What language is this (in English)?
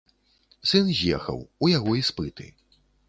Belarusian